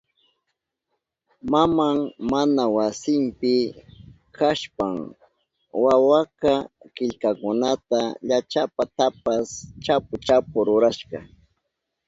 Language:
Southern Pastaza Quechua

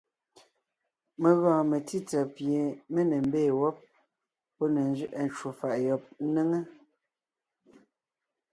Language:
Ngiemboon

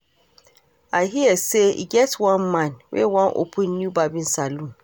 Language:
Nigerian Pidgin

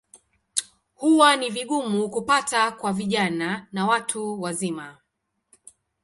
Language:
Swahili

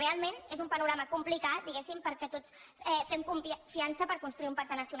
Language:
Catalan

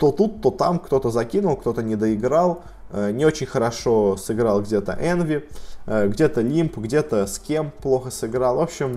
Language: Russian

